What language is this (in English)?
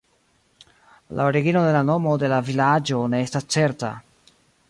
Esperanto